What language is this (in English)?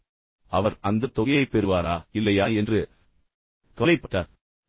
Tamil